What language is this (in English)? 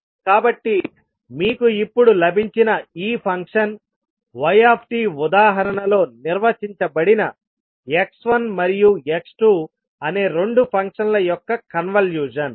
Telugu